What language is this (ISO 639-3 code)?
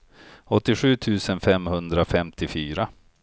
swe